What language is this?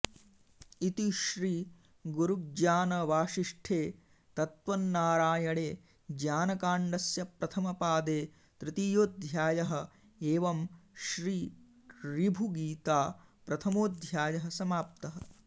Sanskrit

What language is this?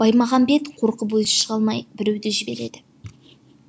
Kazakh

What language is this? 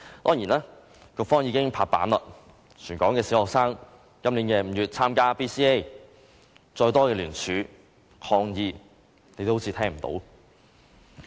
Cantonese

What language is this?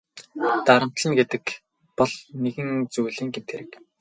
Mongolian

